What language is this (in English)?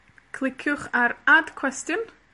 Welsh